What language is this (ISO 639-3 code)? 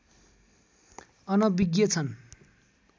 nep